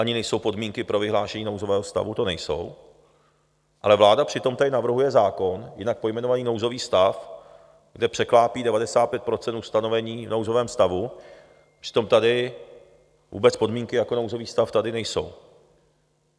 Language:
Czech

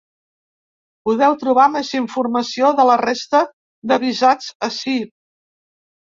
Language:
Catalan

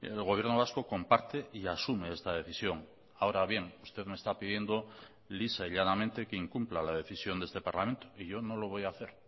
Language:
Spanish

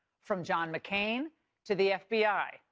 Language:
English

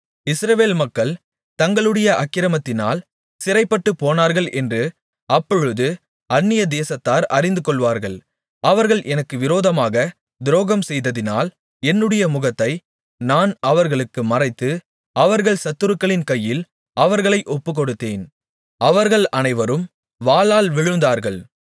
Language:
Tamil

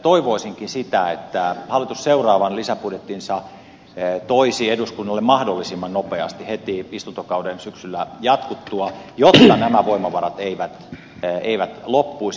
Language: Finnish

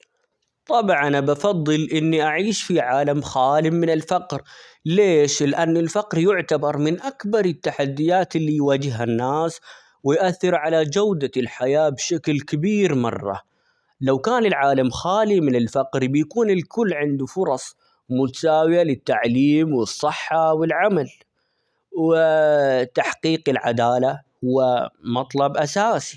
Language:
Omani Arabic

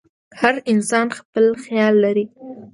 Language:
Pashto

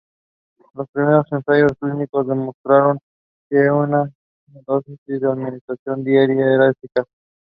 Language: English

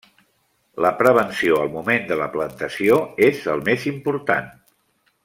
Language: Catalan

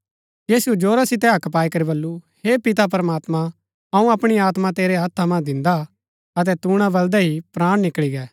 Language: Gaddi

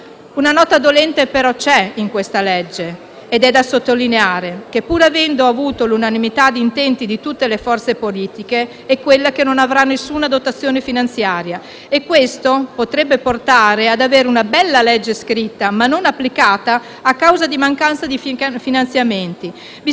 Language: Italian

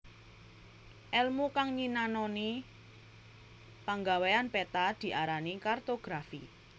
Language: Javanese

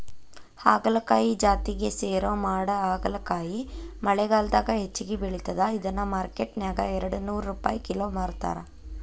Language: Kannada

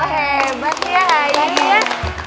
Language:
Indonesian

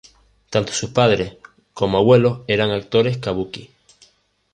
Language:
Spanish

